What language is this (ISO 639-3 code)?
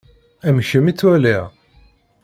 kab